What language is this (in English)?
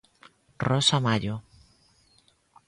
Galician